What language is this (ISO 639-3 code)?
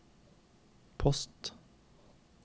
nor